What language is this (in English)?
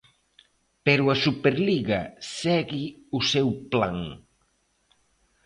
Galician